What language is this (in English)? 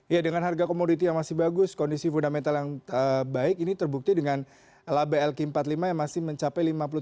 Indonesian